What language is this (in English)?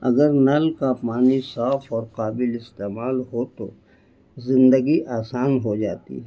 Urdu